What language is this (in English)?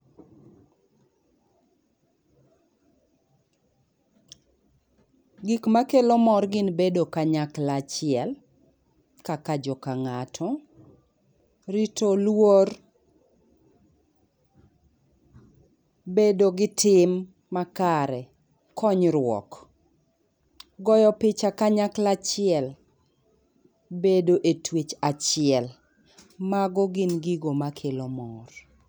Luo (Kenya and Tanzania)